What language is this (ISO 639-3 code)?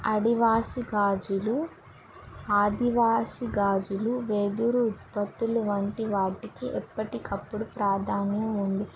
tel